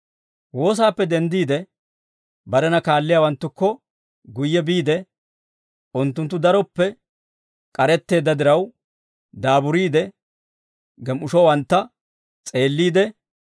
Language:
Dawro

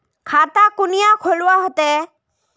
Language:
Magahi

